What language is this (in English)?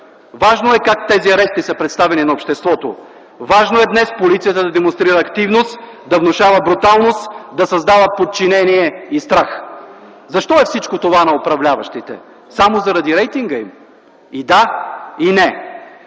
Bulgarian